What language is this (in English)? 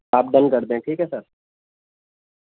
Urdu